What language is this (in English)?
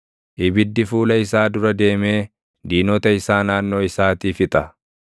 Oromo